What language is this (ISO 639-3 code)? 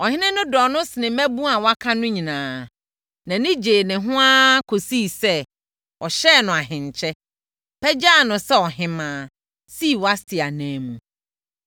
aka